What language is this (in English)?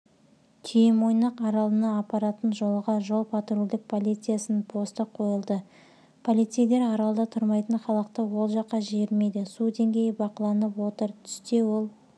Kazakh